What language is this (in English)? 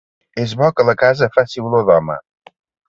Catalan